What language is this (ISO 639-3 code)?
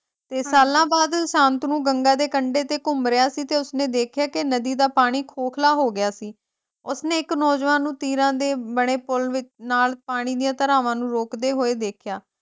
pan